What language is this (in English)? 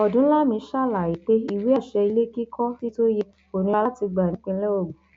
Yoruba